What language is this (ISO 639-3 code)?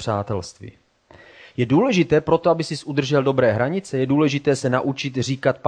ces